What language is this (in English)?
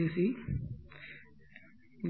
Tamil